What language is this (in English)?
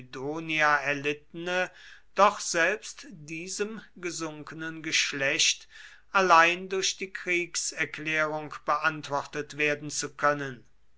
German